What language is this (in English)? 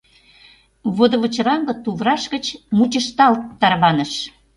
Mari